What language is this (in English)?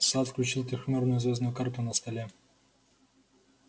Russian